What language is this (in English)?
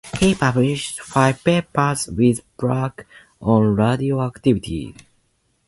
English